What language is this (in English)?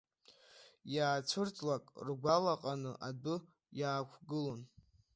Abkhazian